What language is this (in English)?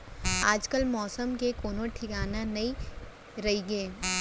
Chhattisgarhi